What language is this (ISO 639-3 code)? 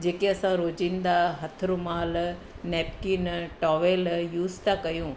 snd